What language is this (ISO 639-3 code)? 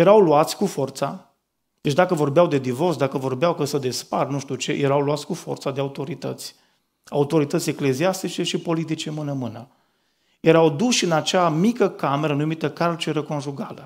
ron